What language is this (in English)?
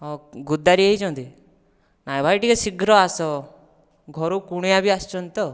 Odia